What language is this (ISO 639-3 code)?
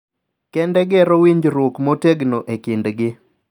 luo